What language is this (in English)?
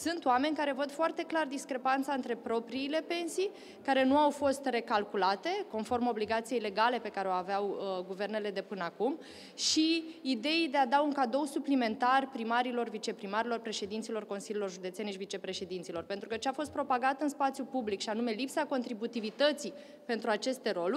Romanian